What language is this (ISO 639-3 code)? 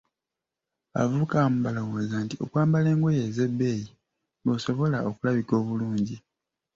lug